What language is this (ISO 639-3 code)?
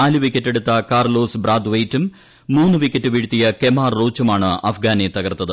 mal